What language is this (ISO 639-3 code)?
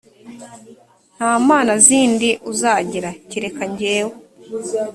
kin